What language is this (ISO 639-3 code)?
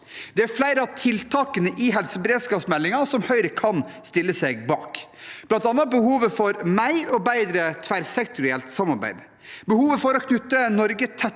nor